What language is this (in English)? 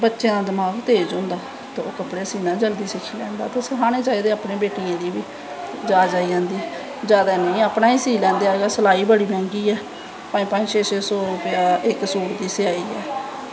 Dogri